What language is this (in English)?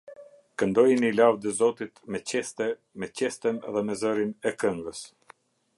Albanian